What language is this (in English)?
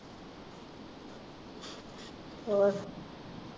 Punjabi